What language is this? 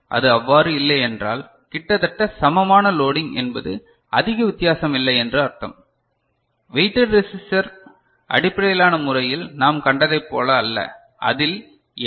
Tamil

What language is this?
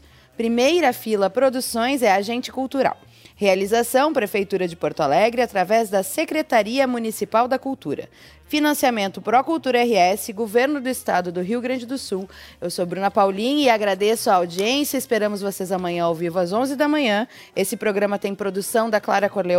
Portuguese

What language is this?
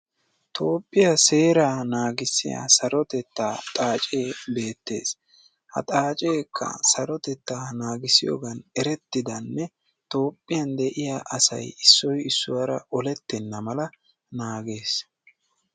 Wolaytta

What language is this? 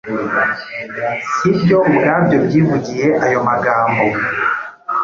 Kinyarwanda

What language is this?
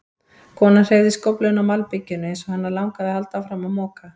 Icelandic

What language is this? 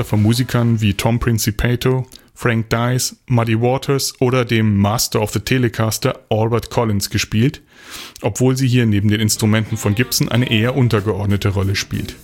German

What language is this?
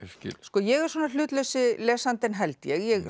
Icelandic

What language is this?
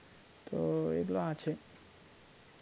Bangla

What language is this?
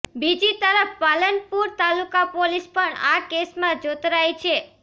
Gujarati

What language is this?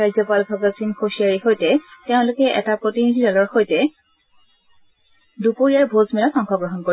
Assamese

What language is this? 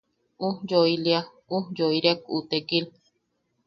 Yaqui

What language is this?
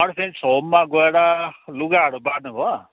Nepali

